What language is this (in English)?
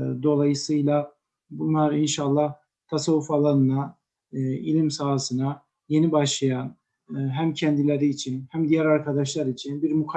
Turkish